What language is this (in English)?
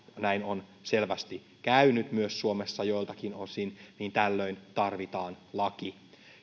Finnish